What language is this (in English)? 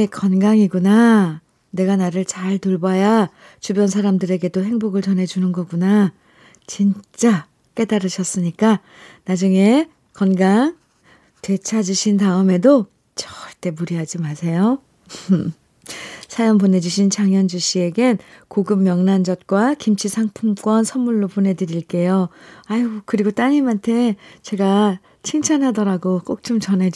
Korean